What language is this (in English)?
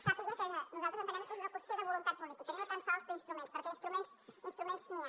Catalan